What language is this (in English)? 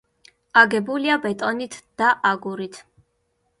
Georgian